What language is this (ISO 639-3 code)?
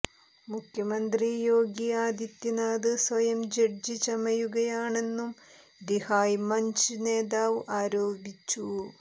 mal